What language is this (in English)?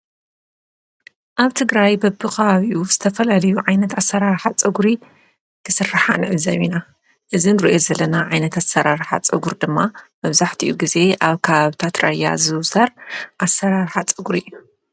Tigrinya